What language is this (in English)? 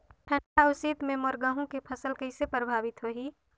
Chhattisgarhi